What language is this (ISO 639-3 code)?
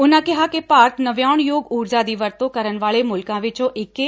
pan